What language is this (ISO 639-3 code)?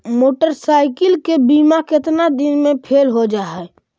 mag